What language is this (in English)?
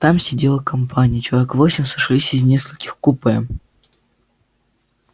Russian